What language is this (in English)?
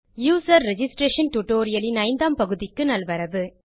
Tamil